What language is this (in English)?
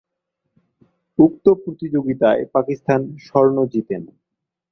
Bangla